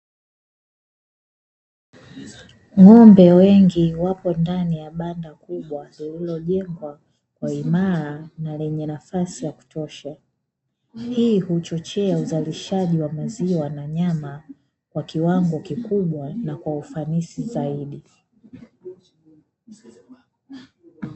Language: Swahili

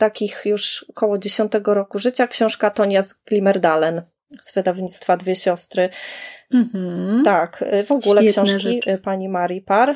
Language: Polish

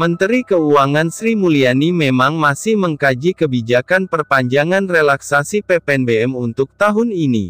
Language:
Indonesian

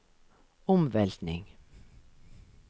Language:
Norwegian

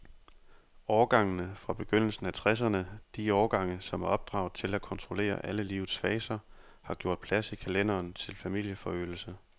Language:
Danish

